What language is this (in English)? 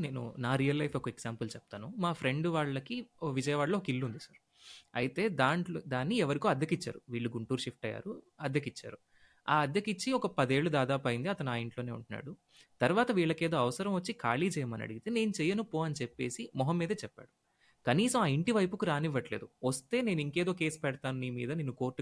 Telugu